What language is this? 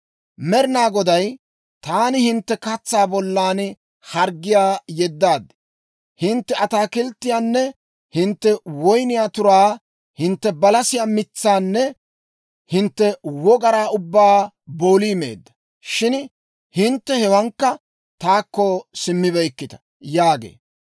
Dawro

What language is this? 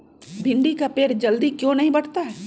Magahi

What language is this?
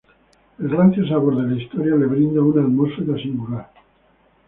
Spanish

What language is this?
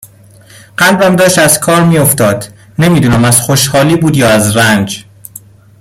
Persian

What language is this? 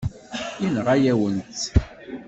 Kabyle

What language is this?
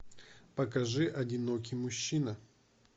Russian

